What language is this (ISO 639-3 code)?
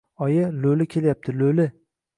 uzb